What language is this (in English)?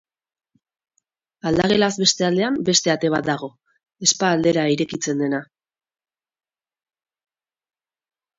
Basque